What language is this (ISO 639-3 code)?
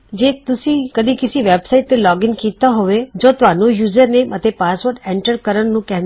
pan